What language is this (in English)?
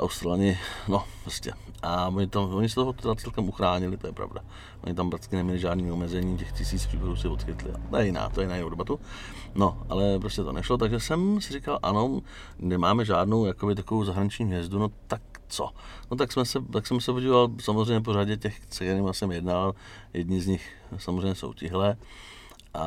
Czech